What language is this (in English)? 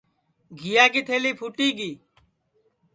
Sansi